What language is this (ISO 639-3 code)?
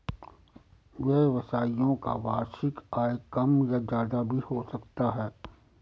hin